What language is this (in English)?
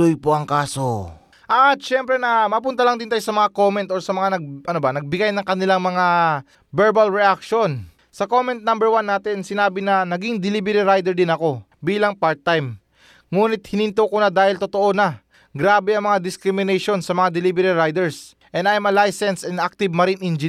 Filipino